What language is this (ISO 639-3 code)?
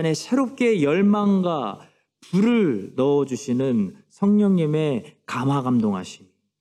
kor